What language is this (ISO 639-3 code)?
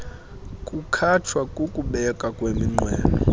xho